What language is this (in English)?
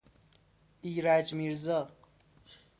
Persian